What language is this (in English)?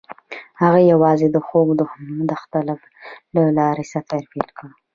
Pashto